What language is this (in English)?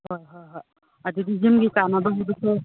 Manipuri